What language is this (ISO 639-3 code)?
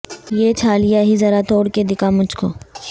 urd